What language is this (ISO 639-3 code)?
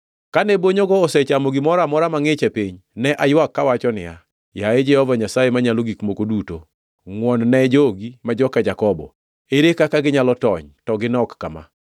luo